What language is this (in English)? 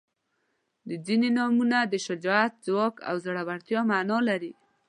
Pashto